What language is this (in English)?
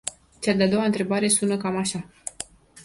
Romanian